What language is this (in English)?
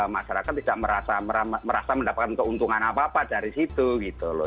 Indonesian